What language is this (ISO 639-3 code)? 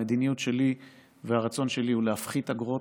heb